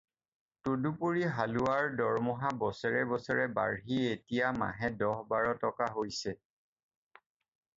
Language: Assamese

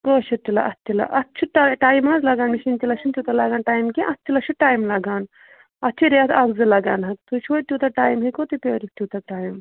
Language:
Kashmiri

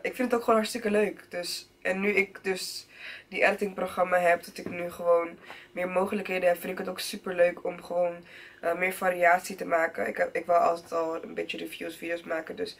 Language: Dutch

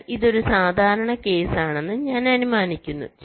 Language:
Malayalam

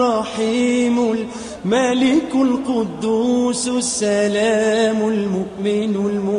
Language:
Arabic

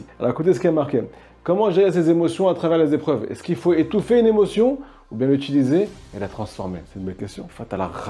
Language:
French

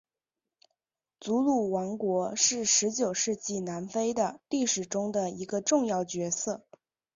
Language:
Chinese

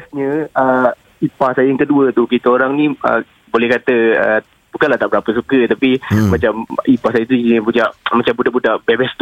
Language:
Malay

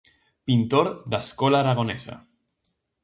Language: Galician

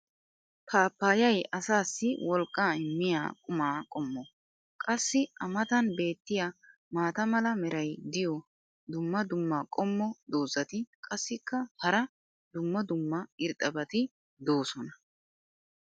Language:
Wolaytta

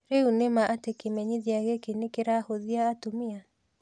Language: Kikuyu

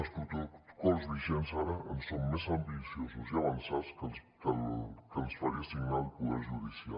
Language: Catalan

